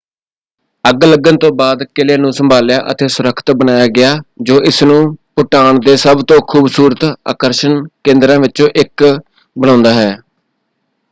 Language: Punjabi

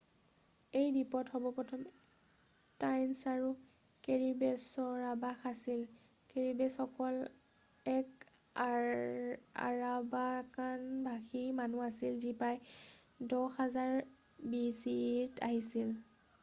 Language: Assamese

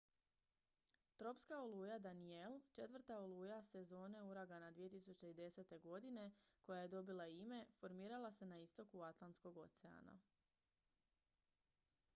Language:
Croatian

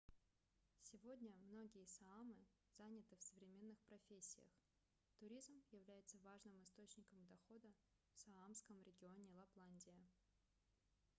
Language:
Russian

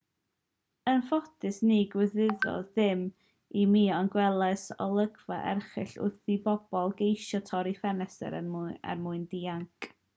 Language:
Welsh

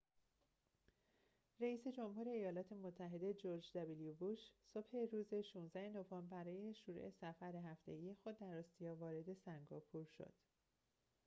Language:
Persian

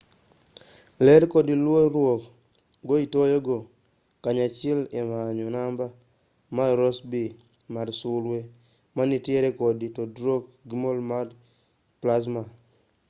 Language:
Luo (Kenya and Tanzania)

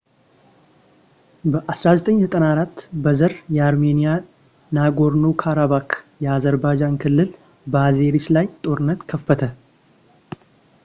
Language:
Amharic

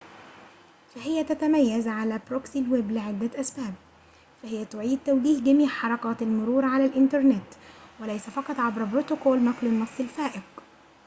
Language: Arabic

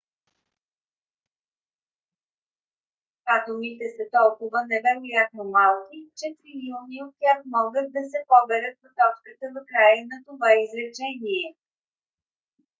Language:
Bulgarian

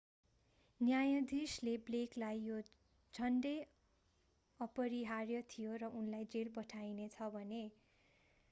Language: Nepali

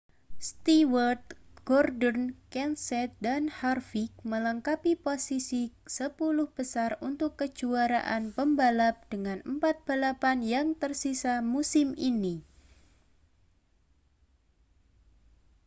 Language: Indonesian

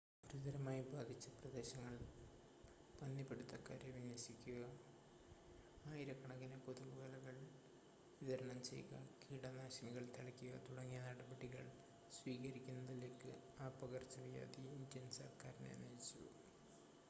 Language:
Malayalam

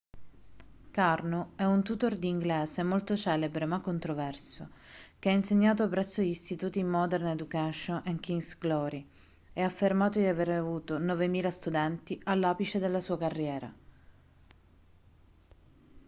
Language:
Italian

